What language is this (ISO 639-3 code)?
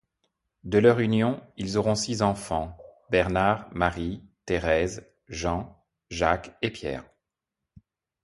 fra